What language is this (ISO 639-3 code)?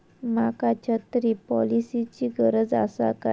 mar